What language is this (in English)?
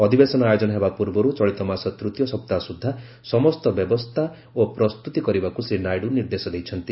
Odia